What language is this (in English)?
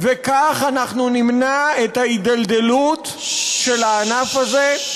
Hebrew